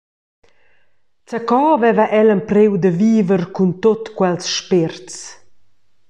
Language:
Romansh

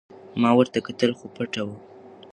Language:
Pashto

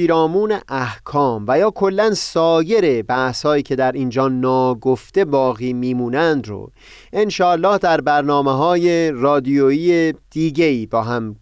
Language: Persian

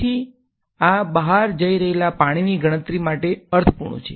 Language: Gujarati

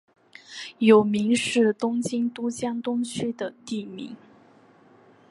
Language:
Chinese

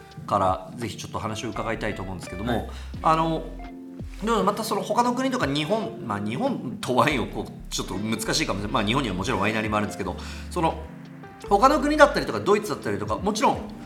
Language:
Japanese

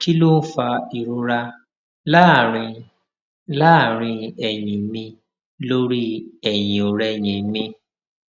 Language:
Yoruba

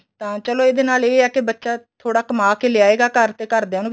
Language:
Punjabi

